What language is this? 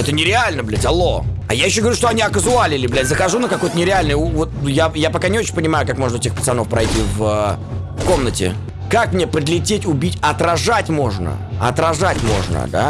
Russian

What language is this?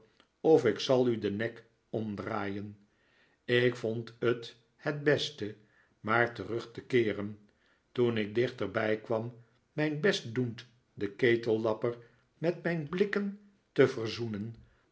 Dutch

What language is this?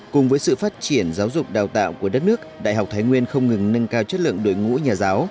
Vietnamese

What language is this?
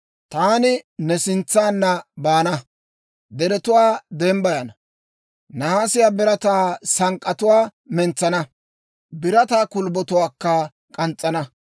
Dawro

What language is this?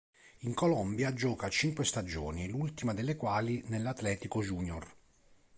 Italian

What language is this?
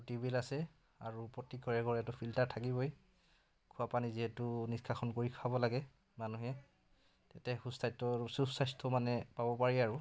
Assamese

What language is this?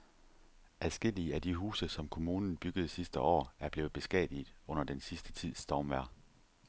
Danish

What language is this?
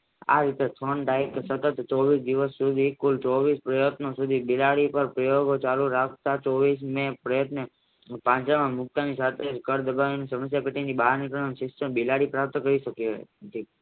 Gujarati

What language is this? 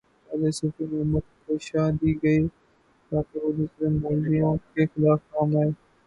Urdu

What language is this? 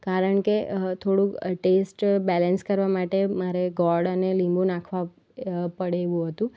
Gujarati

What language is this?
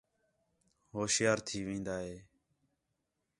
Khetrani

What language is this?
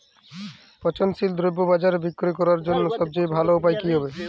Bangla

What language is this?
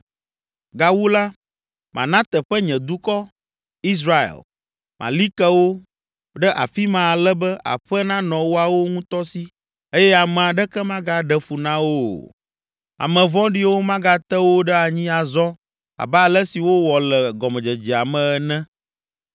Ewe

